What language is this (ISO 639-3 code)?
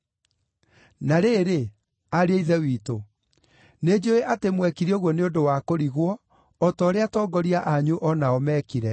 kik